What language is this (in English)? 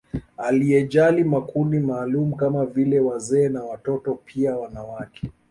Swahili